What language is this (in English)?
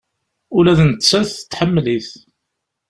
Kabyle